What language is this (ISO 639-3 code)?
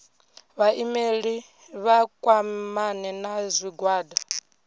ven